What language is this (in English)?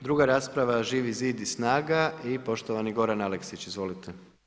Croatian